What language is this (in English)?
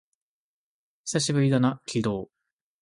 Japanese